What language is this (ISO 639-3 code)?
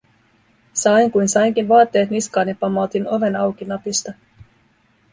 fin